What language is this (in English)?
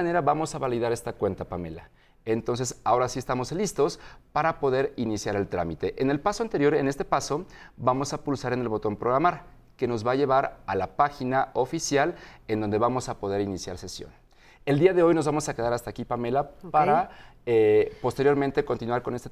Spanish